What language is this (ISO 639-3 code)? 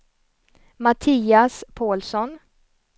swe